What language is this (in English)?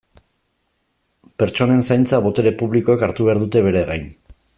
Basque